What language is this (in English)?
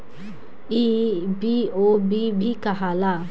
Bhojpuri